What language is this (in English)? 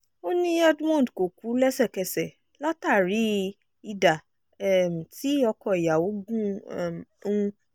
Yoruba